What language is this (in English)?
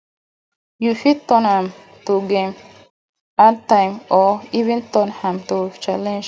Nigerian Pidgin